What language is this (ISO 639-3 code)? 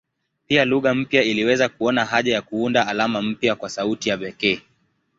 swa